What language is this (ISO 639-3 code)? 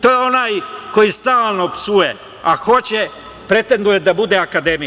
srp